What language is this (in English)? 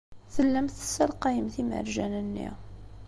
Kabyle